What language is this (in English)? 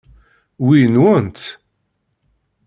Kabyle